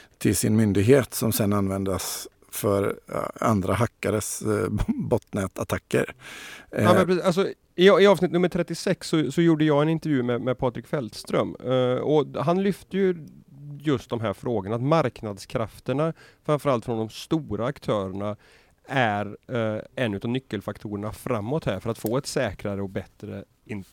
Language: Swedish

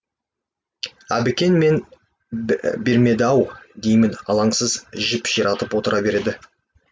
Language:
Kazakh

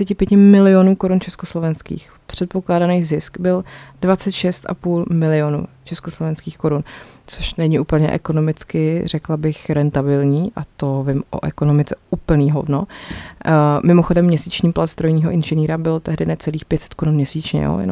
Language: Czech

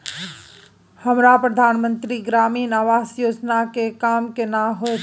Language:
Maithili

